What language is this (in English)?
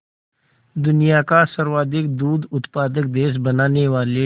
Hindi